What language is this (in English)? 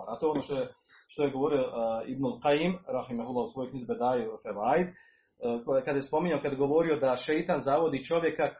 Croatian